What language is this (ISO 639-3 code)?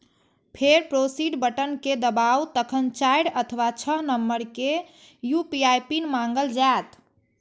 mai